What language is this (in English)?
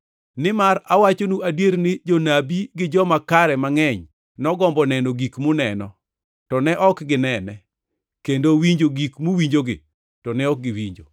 Luo (Kenya and Tanzania)